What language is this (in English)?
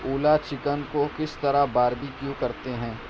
Urdu